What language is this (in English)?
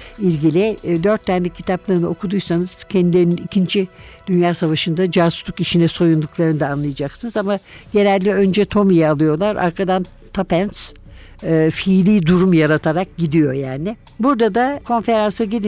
Turkish